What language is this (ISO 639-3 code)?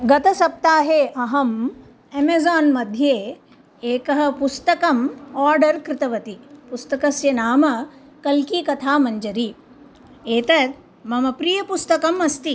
san